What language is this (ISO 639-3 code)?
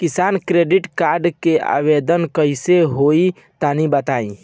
bho